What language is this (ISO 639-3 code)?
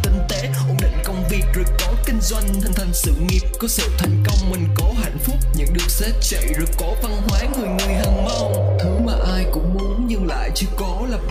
vie